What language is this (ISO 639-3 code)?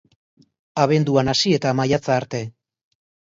eus